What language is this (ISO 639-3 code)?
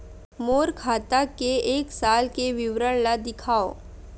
hne